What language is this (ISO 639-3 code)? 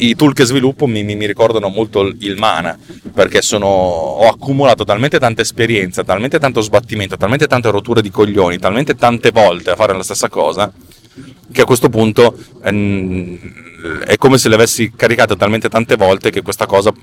ita